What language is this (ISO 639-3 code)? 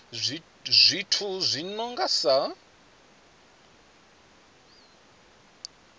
ven